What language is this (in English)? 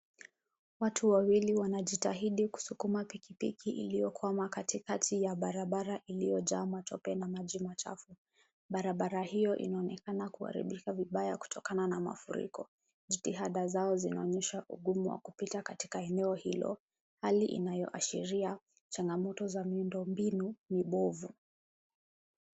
Swahili